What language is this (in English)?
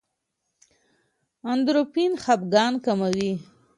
Pashto